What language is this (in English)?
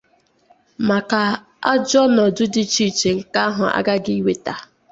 Igbo